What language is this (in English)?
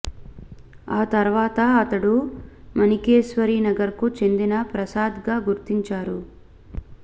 Telugu